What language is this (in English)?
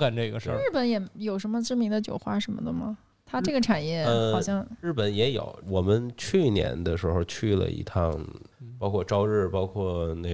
Chinese